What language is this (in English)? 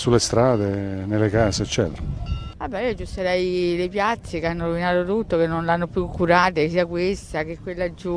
Italian